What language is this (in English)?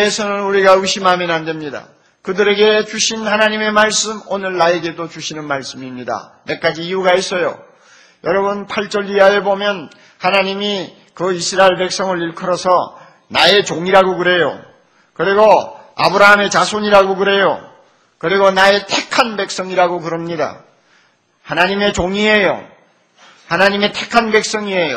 Korean